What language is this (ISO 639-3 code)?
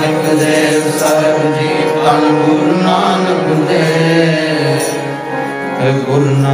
ara